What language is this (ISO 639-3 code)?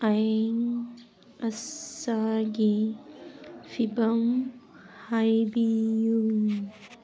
mni